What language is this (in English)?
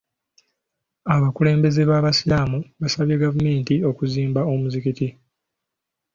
Ganda